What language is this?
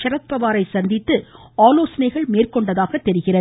Tamil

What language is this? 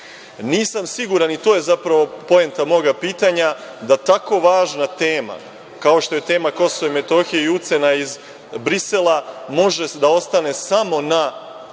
Serbian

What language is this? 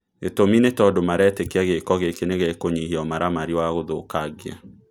Kikuyu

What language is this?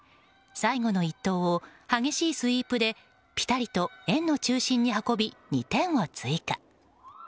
Japanese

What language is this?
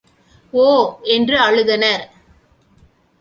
Tamil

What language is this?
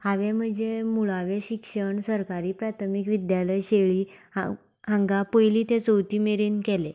Konkani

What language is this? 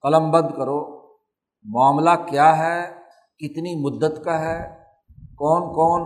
Urdu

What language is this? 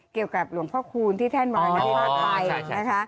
Thai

